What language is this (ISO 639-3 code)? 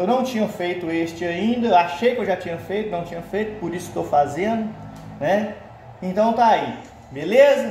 por